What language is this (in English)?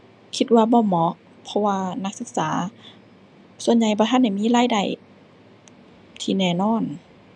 Thai